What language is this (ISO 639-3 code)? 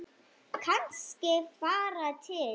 isl